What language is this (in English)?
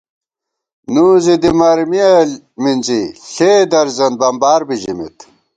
Gawar-Bati